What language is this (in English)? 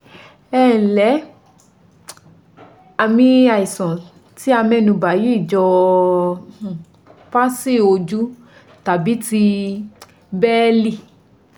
Yoruba